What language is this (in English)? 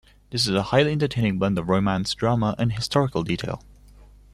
English